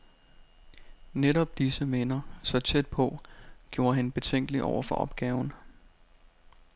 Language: Danish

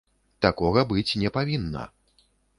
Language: Belarusian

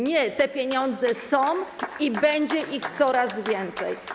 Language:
Polish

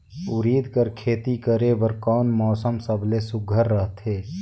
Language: Chhattisgarhi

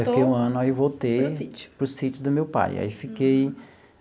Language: Portuguese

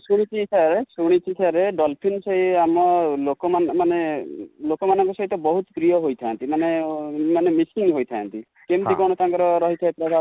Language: Odia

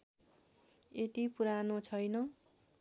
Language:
Nepali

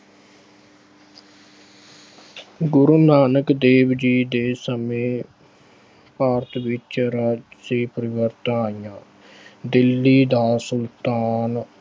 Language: Punjabi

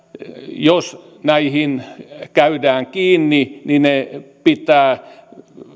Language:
Finnish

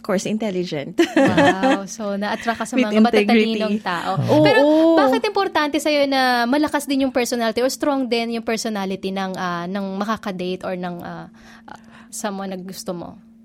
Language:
Filipino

